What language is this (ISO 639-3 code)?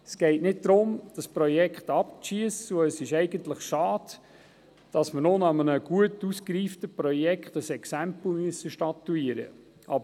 gsw